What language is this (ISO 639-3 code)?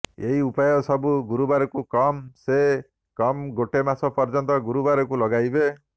ori